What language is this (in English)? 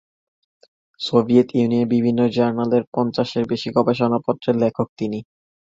Bangla